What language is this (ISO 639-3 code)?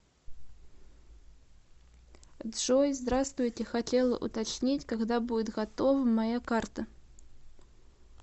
rus